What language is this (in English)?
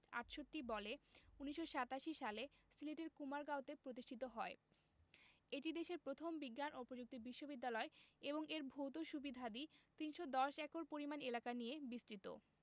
Bangla